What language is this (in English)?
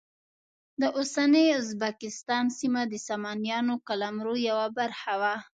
Pashto